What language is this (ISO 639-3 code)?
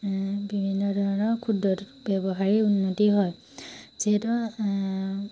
asm